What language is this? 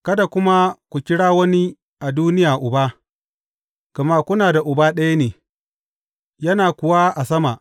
Hausa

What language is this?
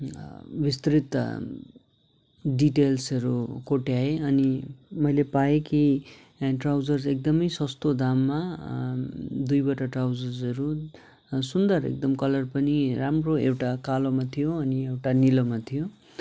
Nepali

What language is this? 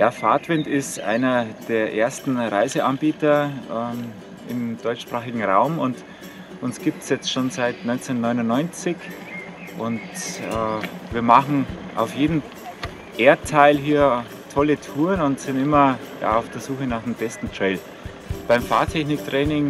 German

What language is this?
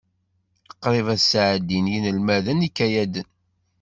Kabyle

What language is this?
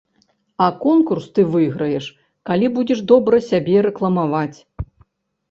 Belarusian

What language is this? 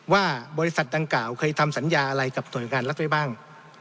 Thai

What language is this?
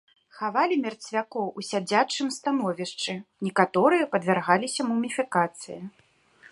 Belarusian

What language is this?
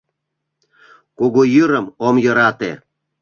Mari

